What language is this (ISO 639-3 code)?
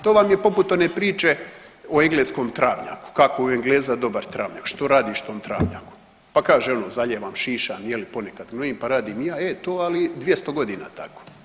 hrv